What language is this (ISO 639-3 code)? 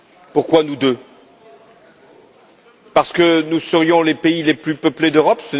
fra